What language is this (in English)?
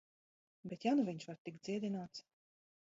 Latvian